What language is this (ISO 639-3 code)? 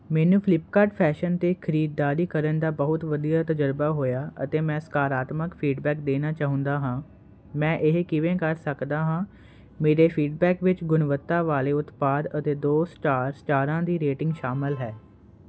pan